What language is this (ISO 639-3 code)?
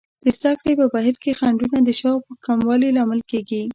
pus